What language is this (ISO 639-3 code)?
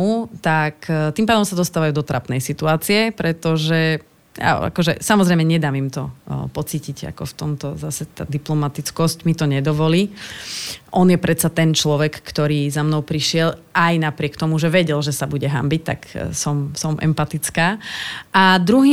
slk